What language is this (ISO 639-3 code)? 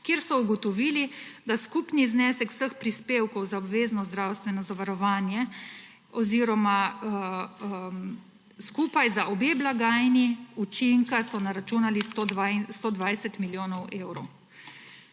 slv